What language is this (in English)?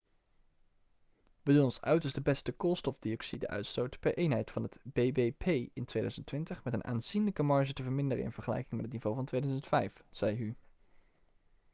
Dutch